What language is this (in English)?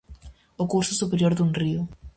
Galician